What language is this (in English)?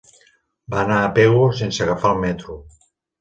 Catalan